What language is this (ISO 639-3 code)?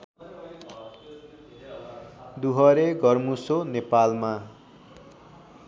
nep